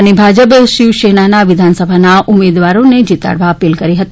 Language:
Gujarati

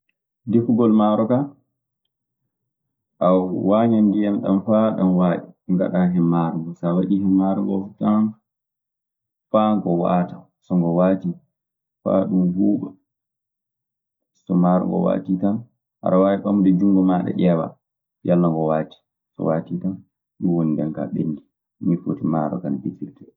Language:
Maasina Fulfulde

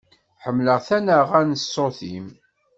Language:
Kabyle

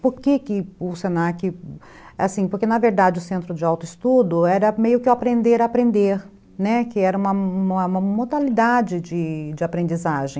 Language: Portuguese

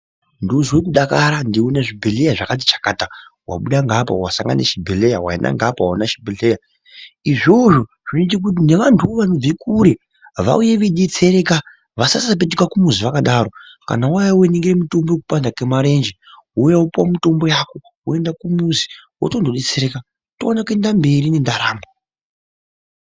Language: Ndau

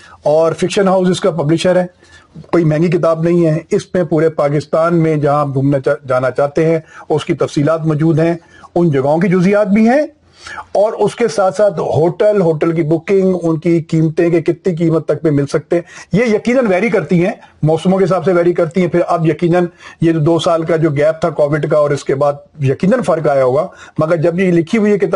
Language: Urdu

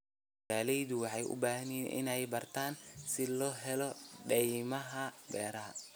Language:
Somali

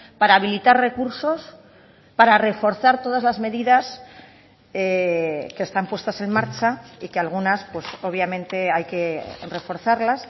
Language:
Spanish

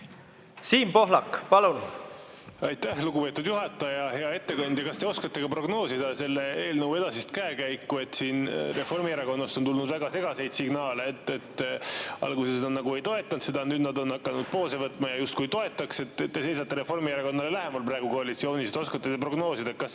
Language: Estonian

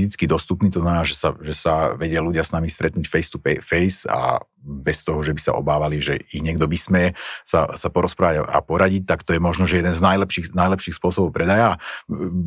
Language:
Slovak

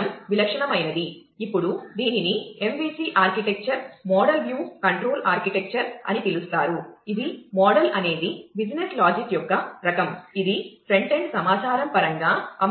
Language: Telugu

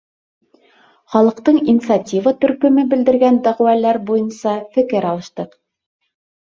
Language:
Bashkir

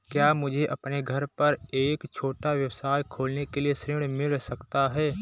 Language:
Hindi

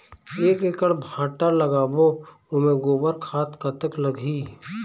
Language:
Chhattisgarhi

